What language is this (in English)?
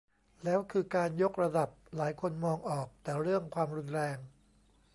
Thai